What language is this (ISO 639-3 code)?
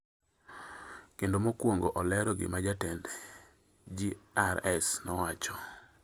luo